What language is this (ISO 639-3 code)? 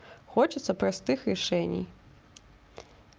rus